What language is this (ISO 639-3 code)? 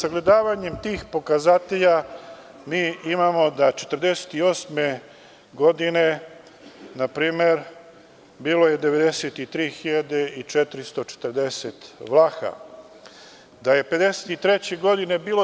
srp